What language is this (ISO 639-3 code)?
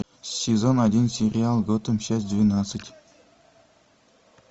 rus